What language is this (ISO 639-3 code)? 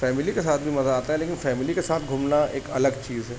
urd